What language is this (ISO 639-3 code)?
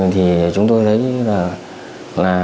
vie